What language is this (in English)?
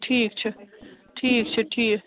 Kashmiri